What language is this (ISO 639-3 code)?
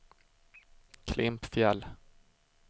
swe